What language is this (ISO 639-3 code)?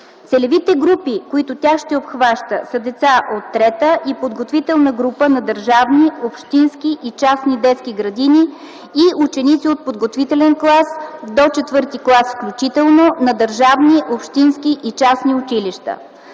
bul